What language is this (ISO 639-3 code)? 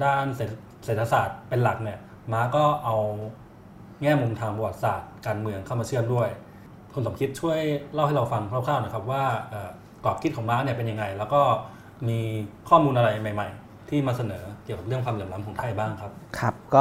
tha